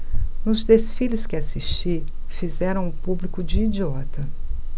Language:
Portuguese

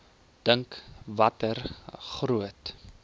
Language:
Afrikaans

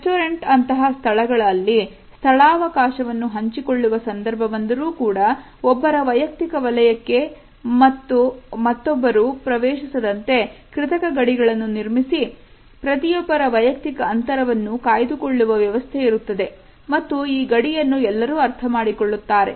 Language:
Kannada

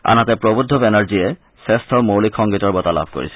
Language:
Assamese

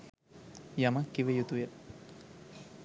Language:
Sinhala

